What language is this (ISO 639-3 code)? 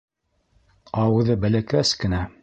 bak